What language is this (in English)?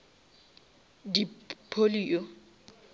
Northern Sotho